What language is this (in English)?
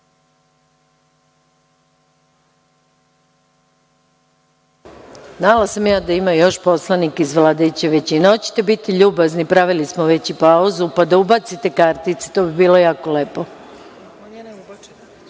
Serbian